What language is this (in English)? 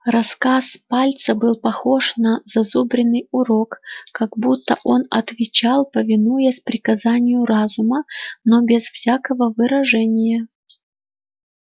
Russian